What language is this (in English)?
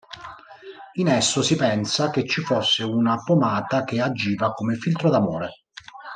Italian